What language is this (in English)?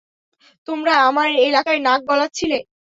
Bangla